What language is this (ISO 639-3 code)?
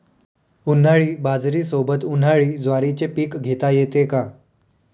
mar